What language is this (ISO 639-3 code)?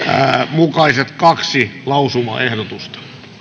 fin